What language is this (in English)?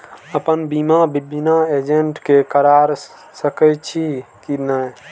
Maithili